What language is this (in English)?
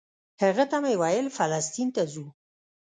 Pashto